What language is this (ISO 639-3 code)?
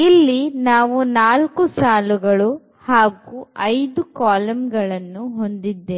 kan